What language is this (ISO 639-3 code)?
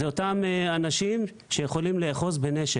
heb